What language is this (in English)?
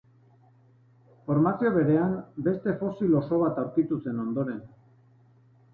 Basque